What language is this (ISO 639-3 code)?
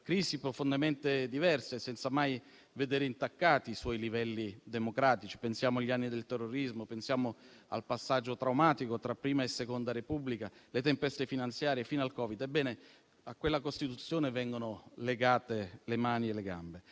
ita